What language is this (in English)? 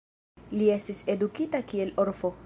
Esperanto